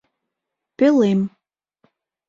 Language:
Mari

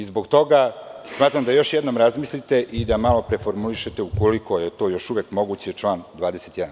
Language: Serbian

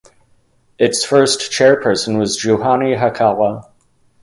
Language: English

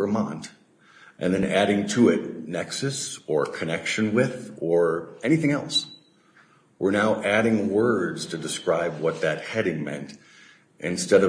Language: English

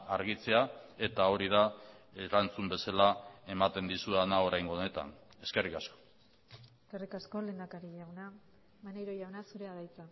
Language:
Basque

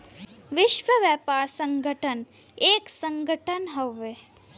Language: Bhojpuri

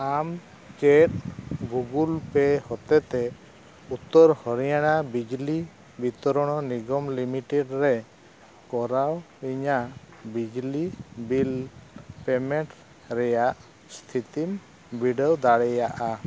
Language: Santali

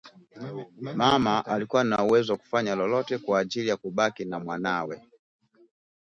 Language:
Swahili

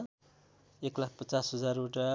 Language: Nepali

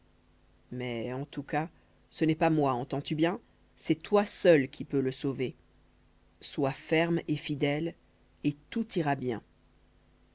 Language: French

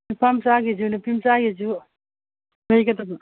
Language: Manipuri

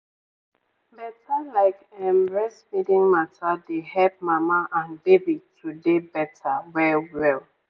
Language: Nigerian Pidgin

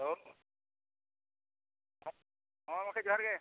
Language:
Santali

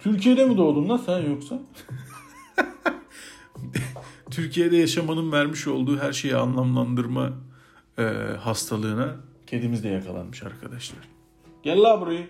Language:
Turkish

